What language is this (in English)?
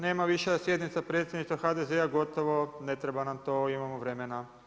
Croatian